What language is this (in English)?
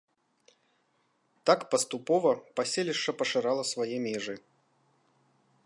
Belarusian